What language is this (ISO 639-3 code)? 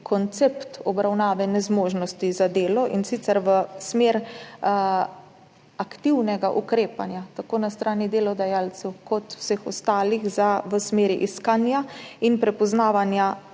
slv